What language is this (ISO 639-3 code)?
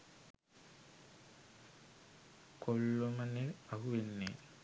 sin